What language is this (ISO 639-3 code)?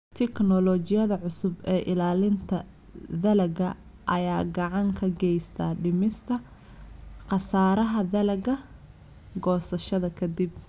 som